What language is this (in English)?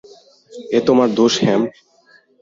Bangla